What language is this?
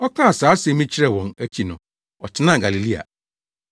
Akan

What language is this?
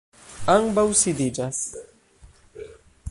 Esperanto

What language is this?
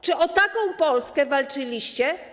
Polish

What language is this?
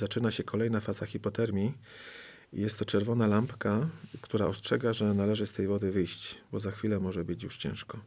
Polish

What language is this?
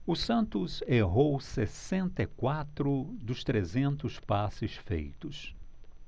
Portuguese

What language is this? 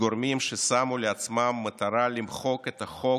Hebrew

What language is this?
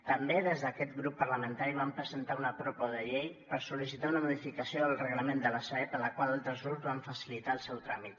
Catalan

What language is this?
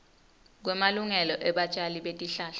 Swati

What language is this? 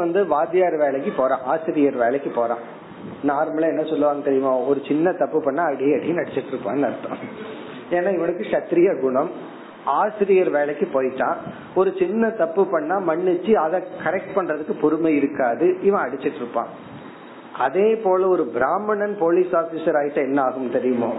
Tamil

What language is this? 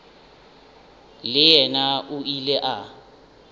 Northern Sotho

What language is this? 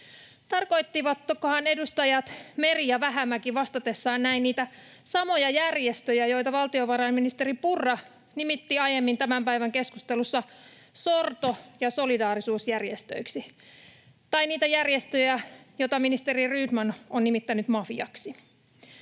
Finnish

